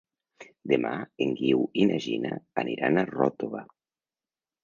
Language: Catalan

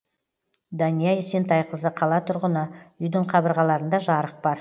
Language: Kazakh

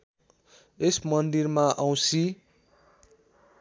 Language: Nepali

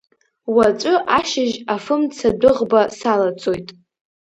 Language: Abkhazian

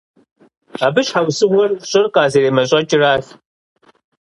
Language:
Kabardian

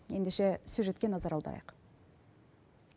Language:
Kazakh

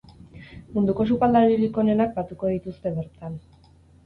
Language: Basque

